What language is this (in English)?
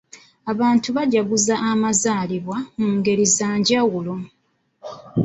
Ganda